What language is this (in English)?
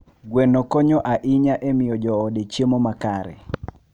Luo (Kenya and Tanzania)